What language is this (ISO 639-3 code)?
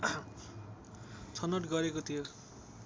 nep